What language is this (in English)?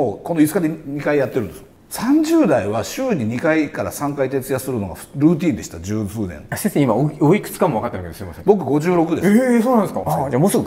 Japanese